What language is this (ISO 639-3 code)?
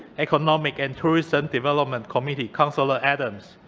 eng